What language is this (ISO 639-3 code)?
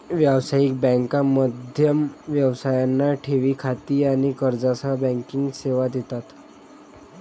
mar